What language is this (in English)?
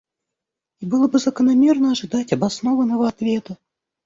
Russian